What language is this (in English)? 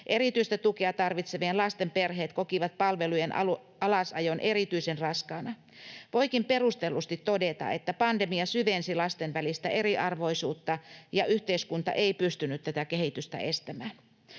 Finnish